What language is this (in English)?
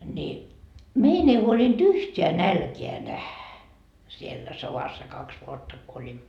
Finnish